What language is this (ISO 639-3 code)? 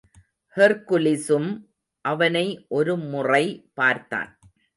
tam